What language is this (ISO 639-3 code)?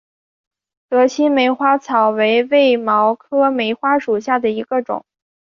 zho